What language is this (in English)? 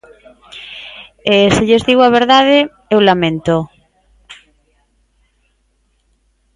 Galician